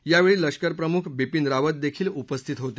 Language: Marathi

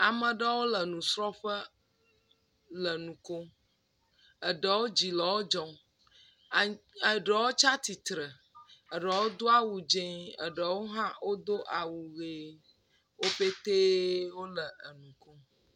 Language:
Ewe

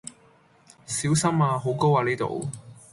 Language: Cantonese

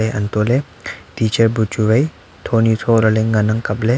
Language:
Wancho Naga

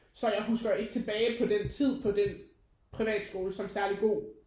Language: Danish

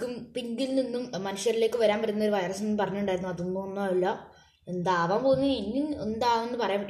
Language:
Malayalam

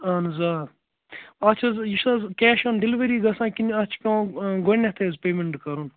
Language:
Kashmiri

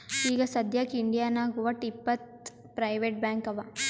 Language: Kannada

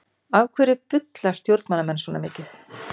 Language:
Icelandic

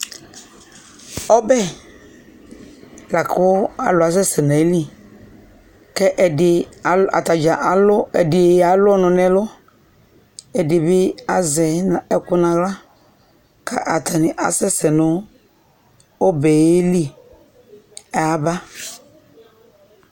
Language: Ikposo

